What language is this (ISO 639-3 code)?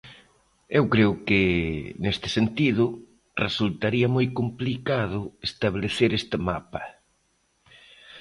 glg